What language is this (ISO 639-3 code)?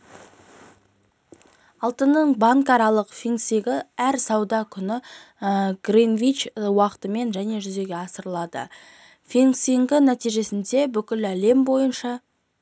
kaz